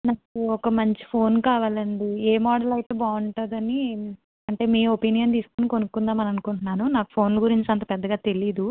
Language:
Telugu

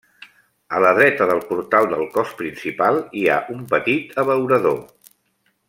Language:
Catalan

